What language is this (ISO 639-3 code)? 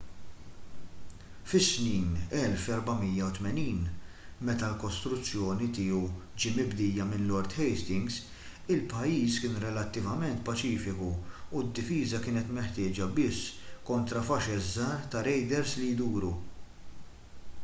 mlt